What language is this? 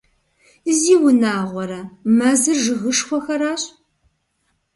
Kabardian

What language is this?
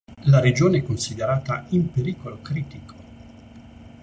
Italian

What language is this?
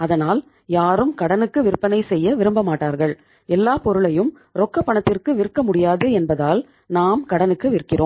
Tamil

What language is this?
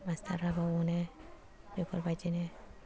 Bodo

